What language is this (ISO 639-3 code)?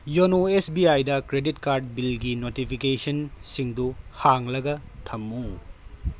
mni